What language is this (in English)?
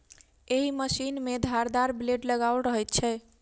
Maithili